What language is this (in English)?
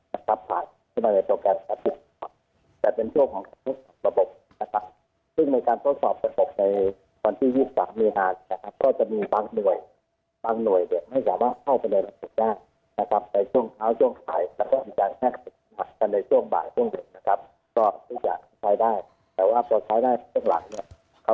Thai